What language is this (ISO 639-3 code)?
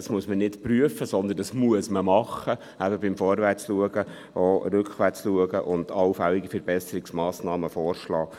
gsw